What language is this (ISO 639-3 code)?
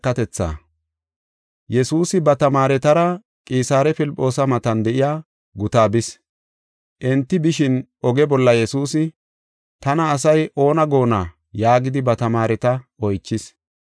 gof